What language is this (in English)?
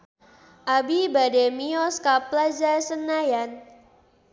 Sundanese